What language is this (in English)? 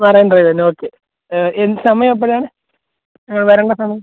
Malayalam